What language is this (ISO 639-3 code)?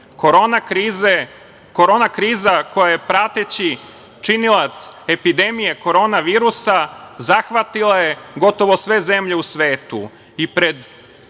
srp